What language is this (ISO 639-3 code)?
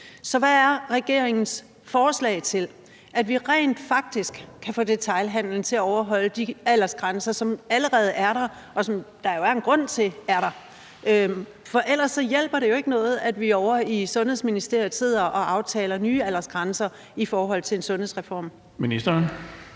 dan